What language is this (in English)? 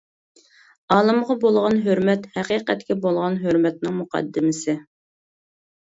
Uyghur